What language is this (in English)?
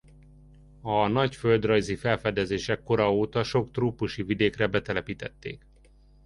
Hungarian